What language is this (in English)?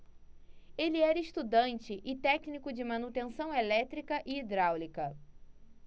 Portuguese